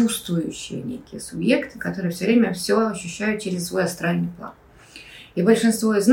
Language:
Russian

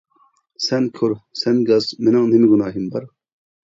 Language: Uyghur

